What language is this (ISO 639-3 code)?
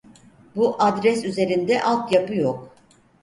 tur